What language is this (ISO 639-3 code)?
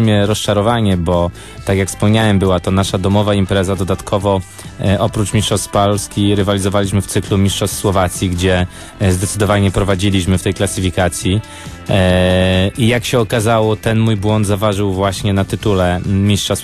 pol